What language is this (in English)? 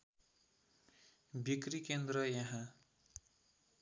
Nepali